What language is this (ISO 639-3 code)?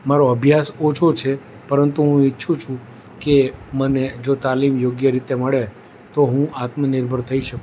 guj